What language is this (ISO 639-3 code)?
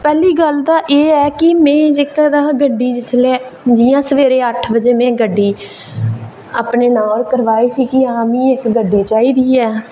doi